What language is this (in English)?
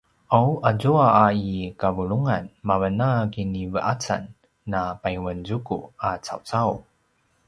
Paiwan